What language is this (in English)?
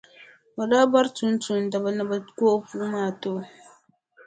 Dagbani